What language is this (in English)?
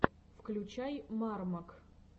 Russian